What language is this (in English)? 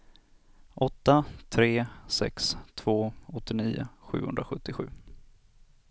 Swedish